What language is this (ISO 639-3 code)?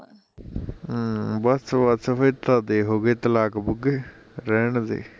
pan